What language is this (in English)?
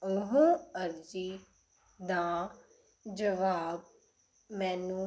Punjabi